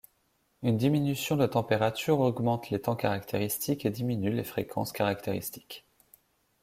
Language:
French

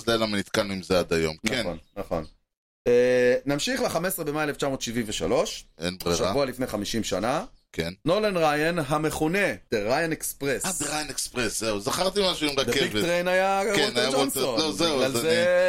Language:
Hebrew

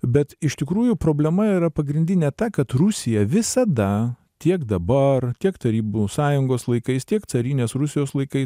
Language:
Lithuanian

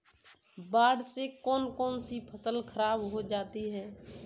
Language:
Hindi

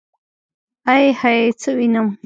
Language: Pashto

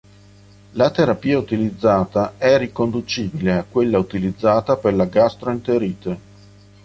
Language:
Italian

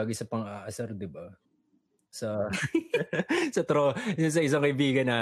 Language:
Filipino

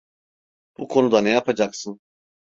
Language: Turkish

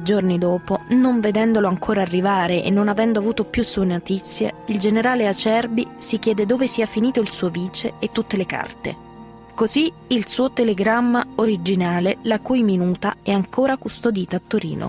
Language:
Italian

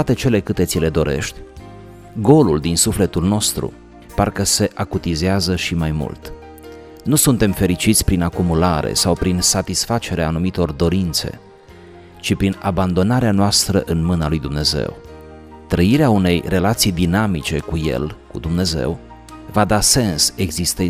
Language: Romanian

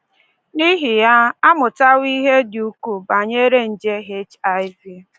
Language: Igbo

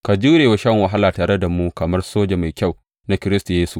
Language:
Hausa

